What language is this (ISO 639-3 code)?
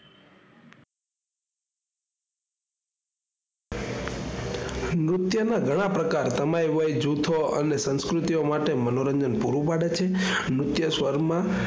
guj